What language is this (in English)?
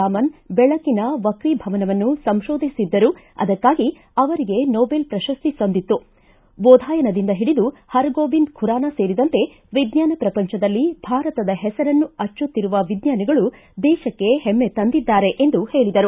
Kannada